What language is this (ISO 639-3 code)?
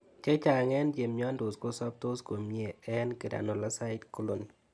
kln